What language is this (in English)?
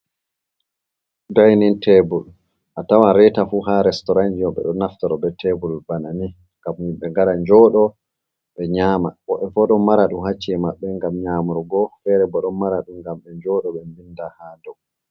Fula